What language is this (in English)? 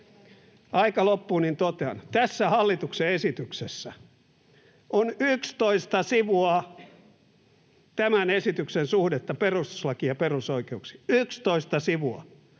Finnish